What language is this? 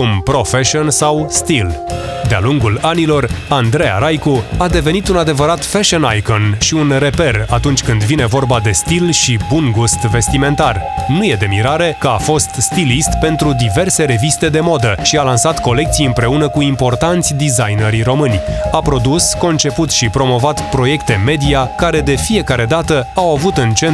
Romanian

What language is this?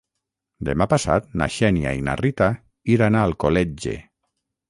Catalan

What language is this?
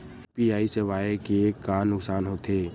Chhattisgarhi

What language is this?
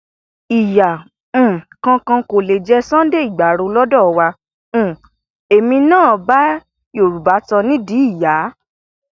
Yoruba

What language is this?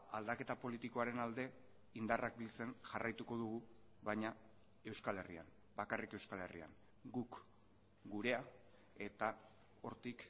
Basque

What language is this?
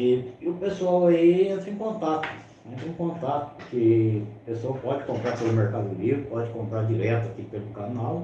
Portuguese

